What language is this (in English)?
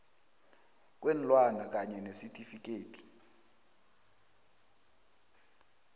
South Ndebele